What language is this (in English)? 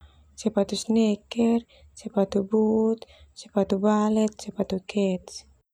Termanu